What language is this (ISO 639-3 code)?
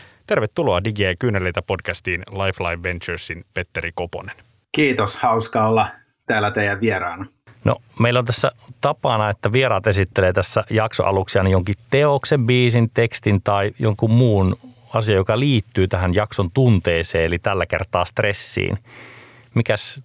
fin